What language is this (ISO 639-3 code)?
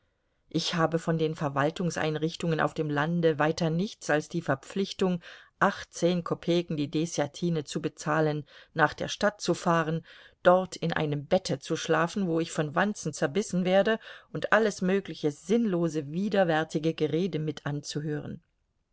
deu